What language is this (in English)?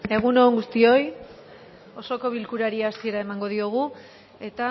Basque